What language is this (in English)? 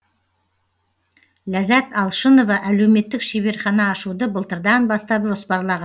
Kazakh